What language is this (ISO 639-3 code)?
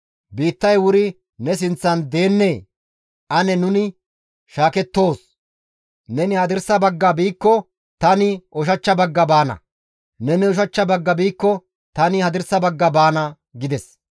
gmv